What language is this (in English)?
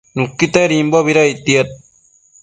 Matsés